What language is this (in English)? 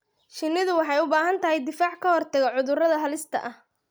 Somali